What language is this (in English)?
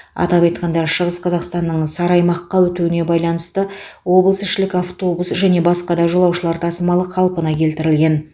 Kazakh